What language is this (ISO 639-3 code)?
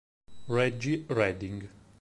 ita